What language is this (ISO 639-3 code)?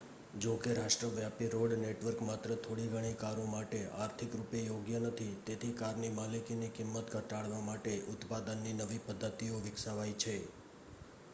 guj